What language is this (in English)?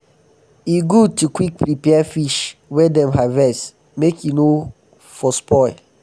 Nigerian Pidgin